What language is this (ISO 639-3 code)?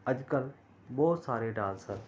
pan